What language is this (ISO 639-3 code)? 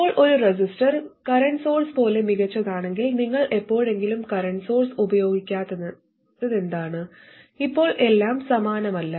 mal